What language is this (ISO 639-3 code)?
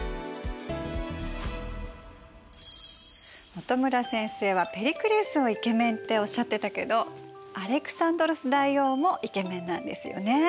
jpn